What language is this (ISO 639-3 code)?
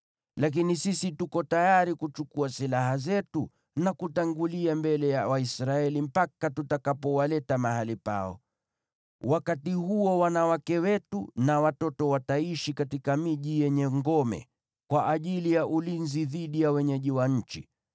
swa